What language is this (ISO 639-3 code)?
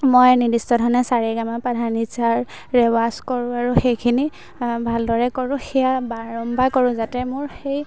asm